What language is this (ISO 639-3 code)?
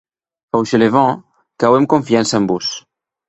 oci